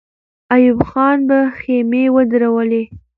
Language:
Pashto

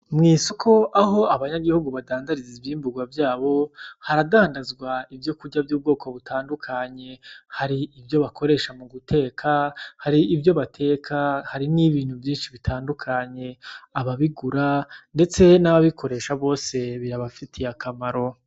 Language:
Rundi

